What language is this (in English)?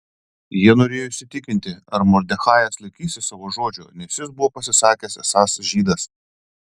Lithuanian